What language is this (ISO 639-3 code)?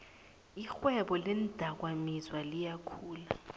nbl